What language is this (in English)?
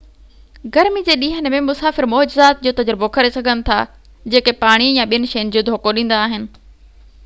Sindhi